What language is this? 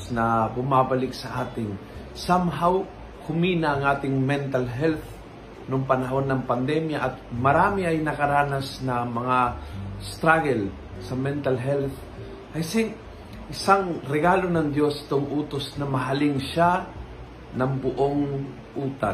Filipino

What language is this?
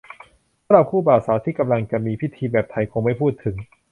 Thai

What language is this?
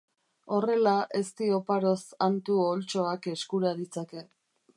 Basque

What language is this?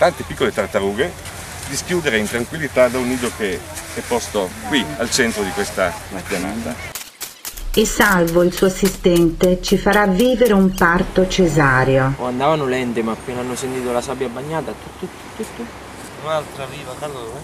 Italian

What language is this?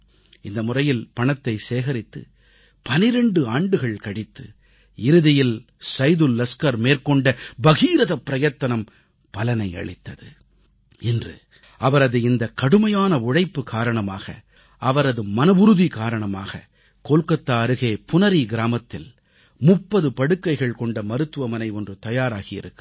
Tamil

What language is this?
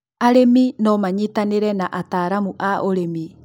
Kikuyu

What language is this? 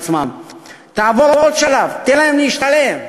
Hebrew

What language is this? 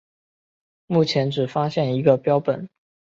Chinese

